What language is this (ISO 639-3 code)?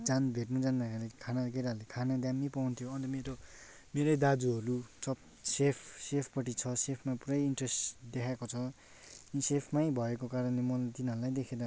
nep